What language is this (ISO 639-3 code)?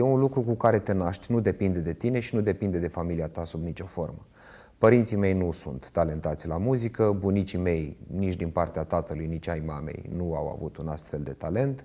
ron